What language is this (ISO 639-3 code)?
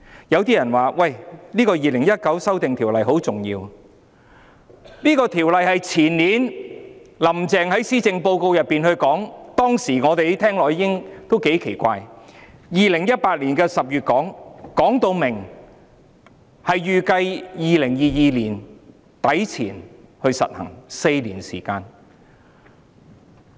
yue